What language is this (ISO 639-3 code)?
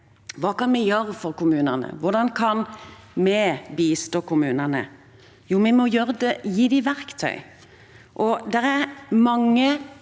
nor